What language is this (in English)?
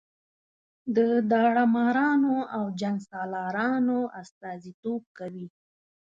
Pashto